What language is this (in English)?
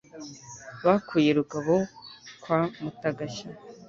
Kinyarwanda